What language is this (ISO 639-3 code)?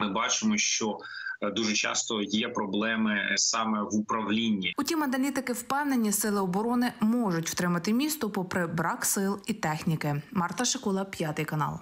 ukr